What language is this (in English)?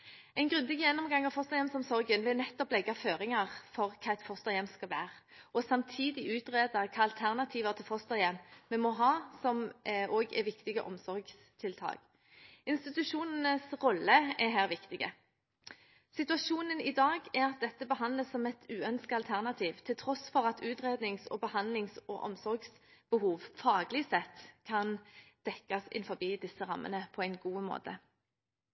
Norwegian Bokmål